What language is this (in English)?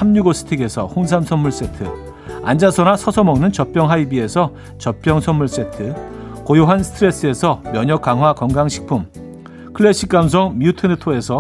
Korean